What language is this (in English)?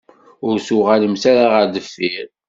Kabyle